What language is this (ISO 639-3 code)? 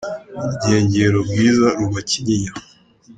kin